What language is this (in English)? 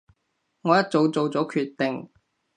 Cantonese